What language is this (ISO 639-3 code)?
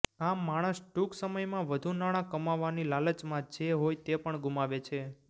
guj